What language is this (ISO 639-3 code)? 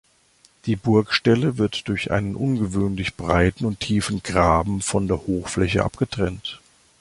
deu